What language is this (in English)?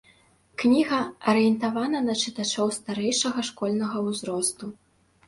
Belarusian